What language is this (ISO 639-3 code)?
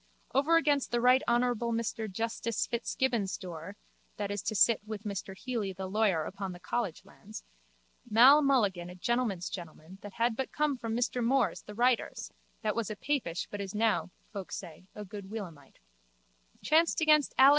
eng